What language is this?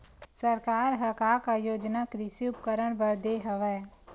Chhattisgarhi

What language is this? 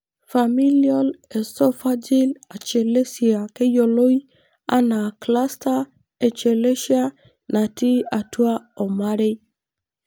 Masai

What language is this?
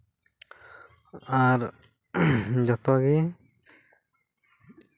Santali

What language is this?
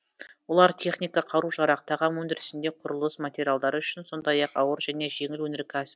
Kazakh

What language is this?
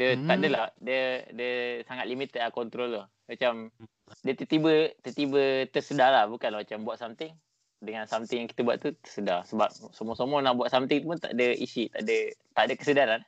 Malay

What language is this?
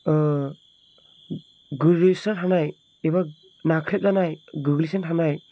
Bodo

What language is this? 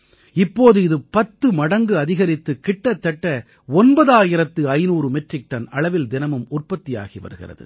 Tamil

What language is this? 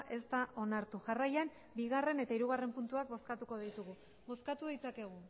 Basque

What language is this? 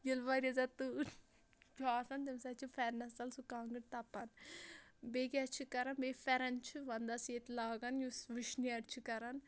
Kashmiri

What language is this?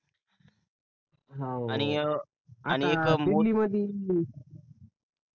Marathi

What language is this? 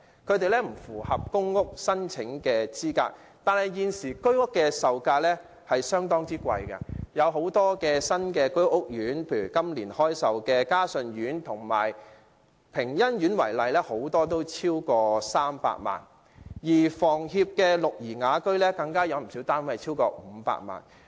Cantonese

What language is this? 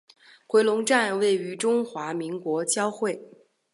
Chinese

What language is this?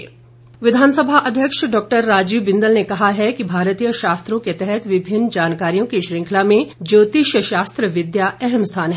Hindi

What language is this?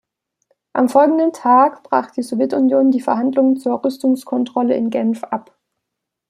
German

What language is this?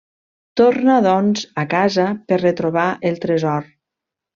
Catalan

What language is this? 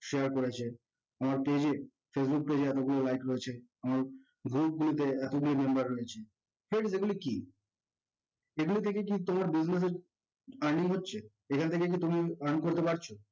Bangla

